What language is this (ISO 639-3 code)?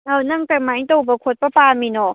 mni